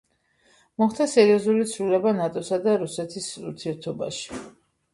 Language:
Georgian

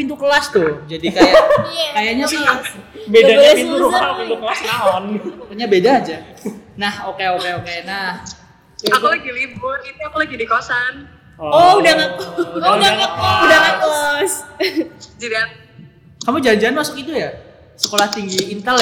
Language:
Indonesian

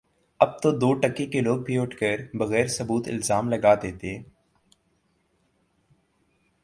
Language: Urdu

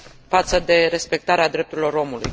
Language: Romanian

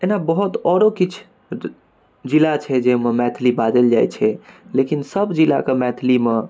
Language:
Maithili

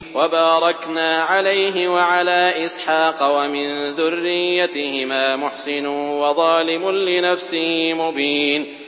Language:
Arabic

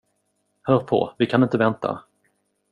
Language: Swedish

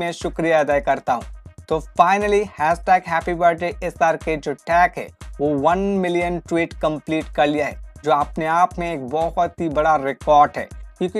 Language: Hindi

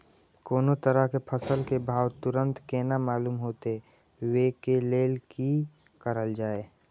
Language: Maithili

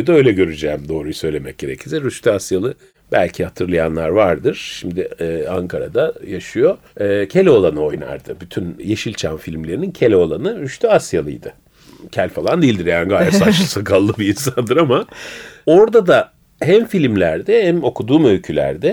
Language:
Turkish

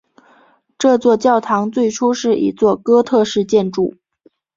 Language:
Chinese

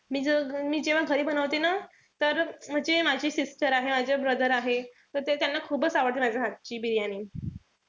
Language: Marathi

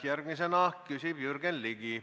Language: Estonian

